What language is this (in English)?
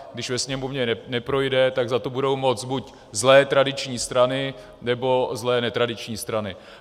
Czech